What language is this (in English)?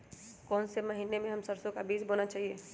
Magahi